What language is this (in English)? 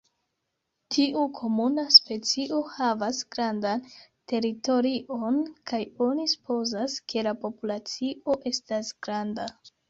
Esperanto